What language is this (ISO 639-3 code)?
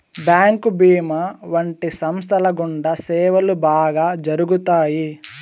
tel